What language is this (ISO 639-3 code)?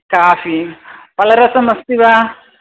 san